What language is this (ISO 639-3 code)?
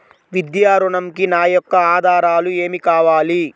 tel